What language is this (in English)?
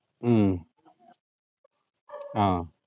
Malayalam